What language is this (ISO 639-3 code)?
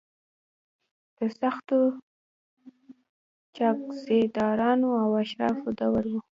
pus